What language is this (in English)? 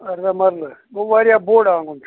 Kashmiri